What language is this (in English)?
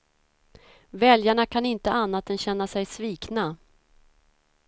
Swedish